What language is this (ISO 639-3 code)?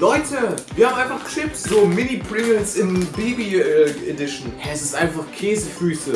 deu